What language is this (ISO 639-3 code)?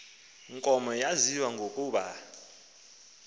xho